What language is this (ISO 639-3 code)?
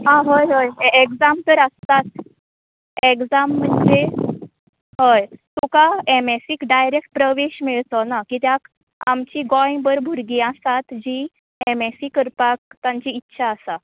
kok